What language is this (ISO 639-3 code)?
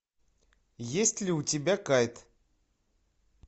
rus